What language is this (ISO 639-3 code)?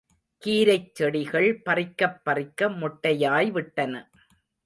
tam